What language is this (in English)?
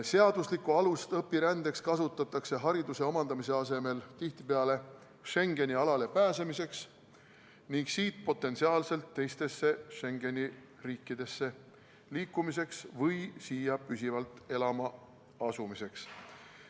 Estonian